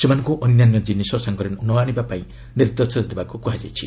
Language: Odia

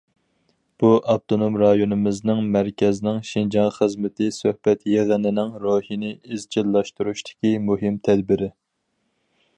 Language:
Uyghur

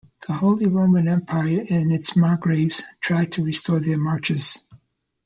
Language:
English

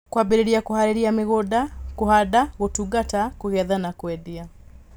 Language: Kikuyu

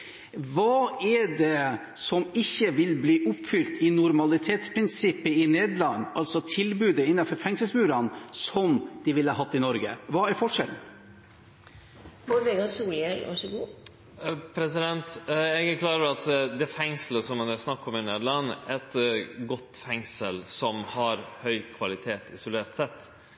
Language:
Norwegian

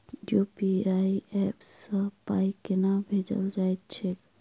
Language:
Maithili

